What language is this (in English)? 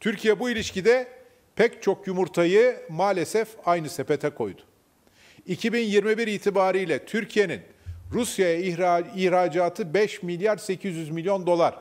Turkish